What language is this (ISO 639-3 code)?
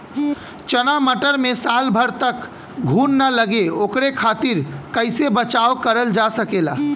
bho